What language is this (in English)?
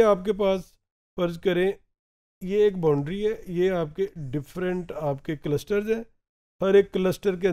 Hindi